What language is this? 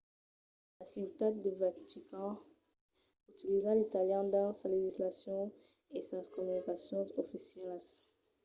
Occitan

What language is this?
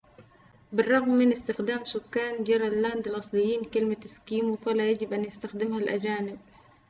Arabic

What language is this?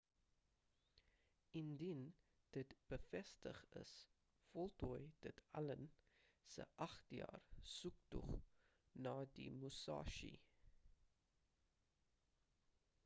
Afrikaans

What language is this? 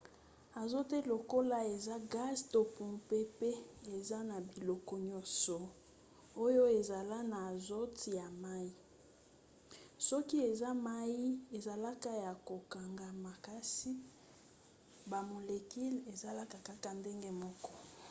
Lingala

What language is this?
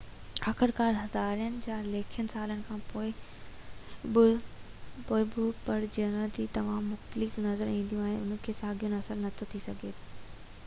Sindhi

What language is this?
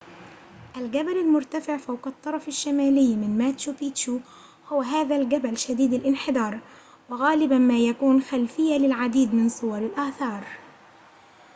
Arabic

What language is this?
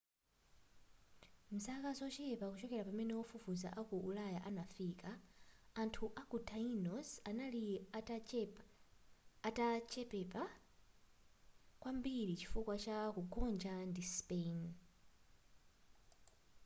Nyanja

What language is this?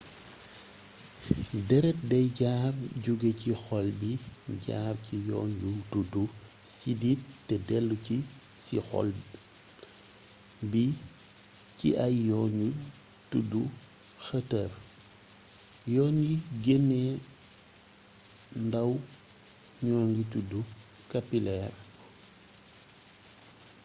Wolof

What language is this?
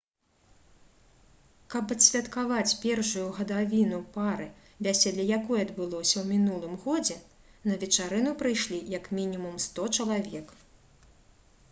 Belarusian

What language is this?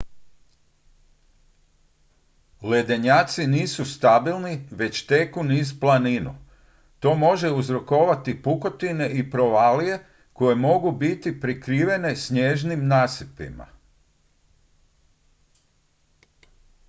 Croatian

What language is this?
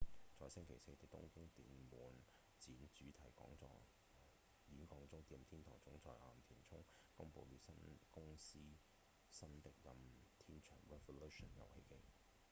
Cantonese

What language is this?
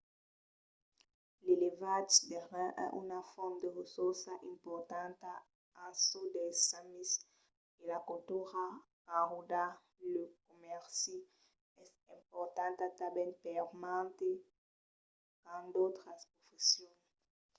Occitan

